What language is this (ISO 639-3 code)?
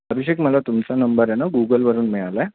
mar